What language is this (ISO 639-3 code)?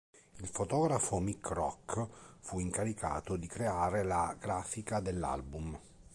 ita